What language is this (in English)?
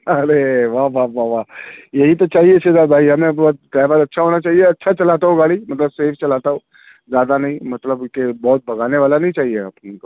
Urdu